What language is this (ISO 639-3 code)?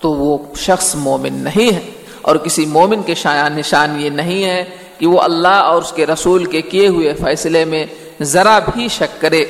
urd